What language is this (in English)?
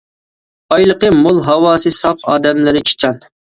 Uyghur